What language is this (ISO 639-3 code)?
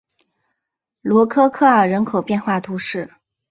zho